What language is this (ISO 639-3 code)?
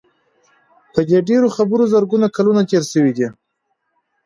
pus